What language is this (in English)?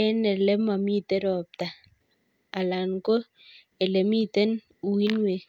Kalenjin